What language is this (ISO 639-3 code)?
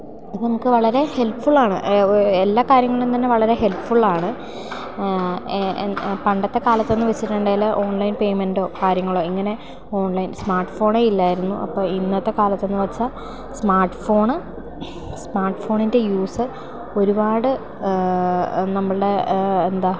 mal